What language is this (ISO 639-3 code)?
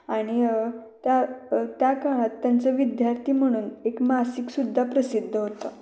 mar